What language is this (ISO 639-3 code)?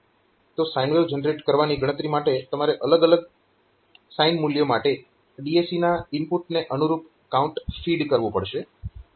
guj